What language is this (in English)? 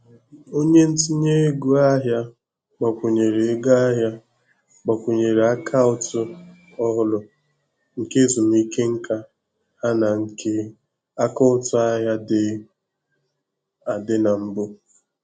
Igbo